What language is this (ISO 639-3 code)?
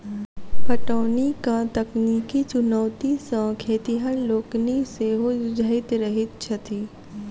mai